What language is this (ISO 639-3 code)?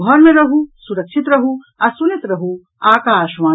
mai